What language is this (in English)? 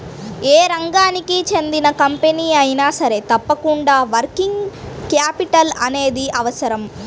Telugu